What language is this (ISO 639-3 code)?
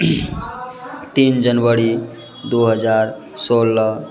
mai